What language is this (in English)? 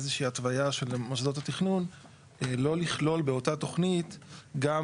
Hebrew